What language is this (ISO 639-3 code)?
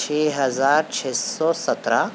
urd